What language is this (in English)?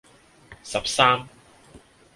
Cantonese